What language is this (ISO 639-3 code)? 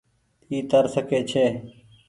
gig